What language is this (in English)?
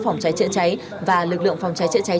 Vietnamese